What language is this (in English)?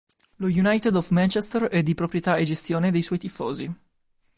Italian